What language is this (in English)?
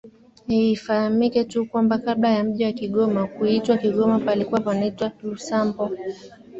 Swahili